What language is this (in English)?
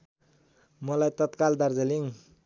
Nepali